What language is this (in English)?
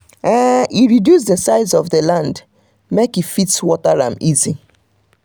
Nigerian Pidgin